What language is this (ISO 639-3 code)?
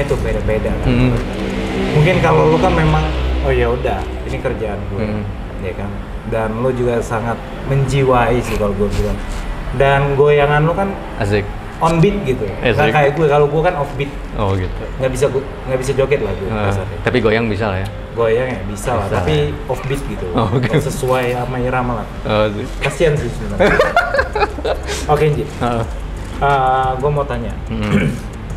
ind